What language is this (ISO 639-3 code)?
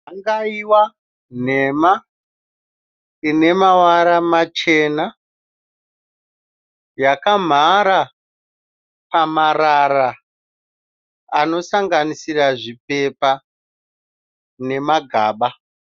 sna